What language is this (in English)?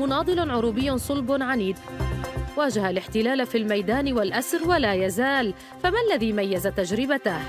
Arabic